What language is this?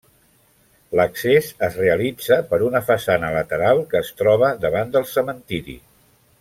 Catalan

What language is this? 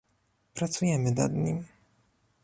Polish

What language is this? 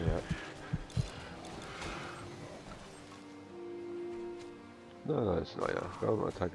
German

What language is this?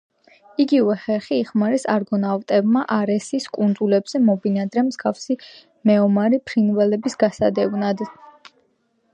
Georgian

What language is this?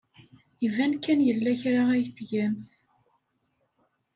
Kabyle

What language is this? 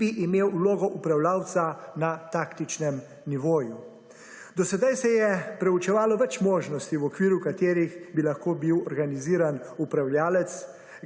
Slovenian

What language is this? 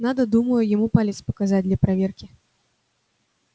Russian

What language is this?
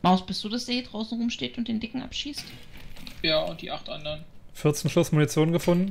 German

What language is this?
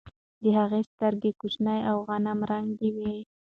Pashto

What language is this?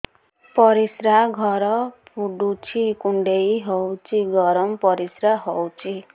Odia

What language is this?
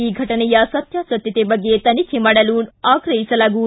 Kannada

